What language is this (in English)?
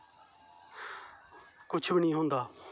Dogri